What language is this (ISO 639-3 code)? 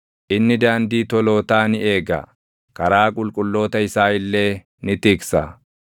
orm